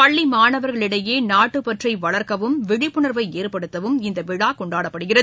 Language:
Tamil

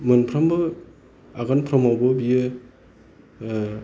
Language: Bodo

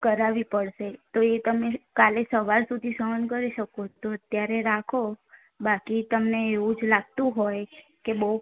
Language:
Gujarati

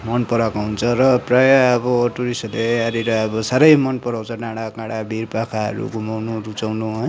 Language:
Nepali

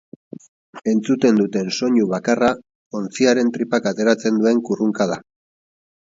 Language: Basque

